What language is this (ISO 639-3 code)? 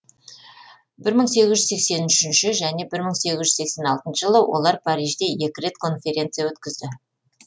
kaz